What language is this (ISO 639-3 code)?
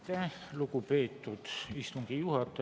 est